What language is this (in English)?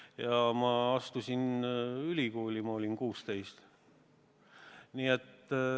Estonian